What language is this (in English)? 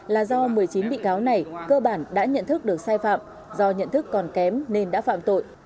Vietnamese